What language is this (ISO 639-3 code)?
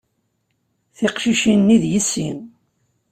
kab